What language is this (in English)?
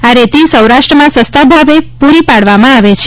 Gujarati